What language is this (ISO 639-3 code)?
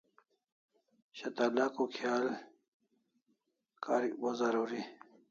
kls